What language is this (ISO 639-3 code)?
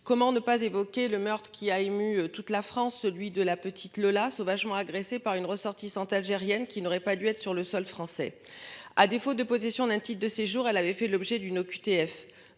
fra